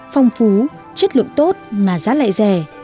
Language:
Vietnamese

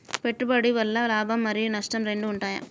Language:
Telugu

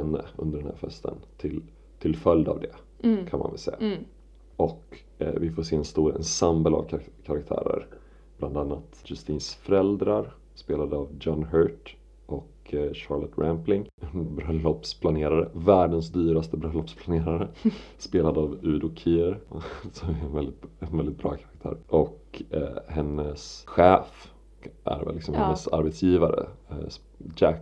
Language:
Swedish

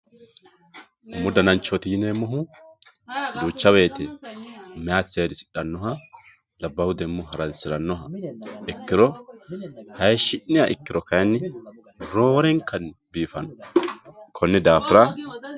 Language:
Sidamo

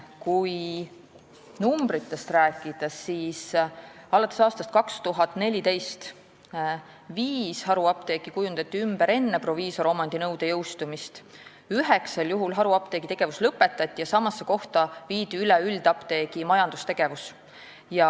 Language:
Estonian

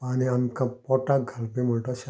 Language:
Konkani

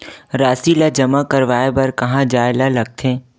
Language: Chhattisgarhi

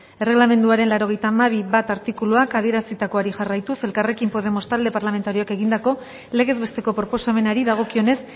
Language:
Basque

